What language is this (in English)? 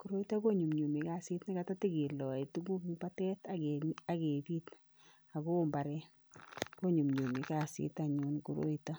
Kalenjin